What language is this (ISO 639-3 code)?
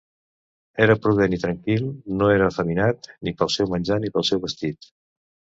cat